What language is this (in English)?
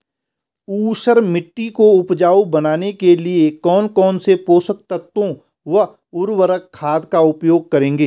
Hindi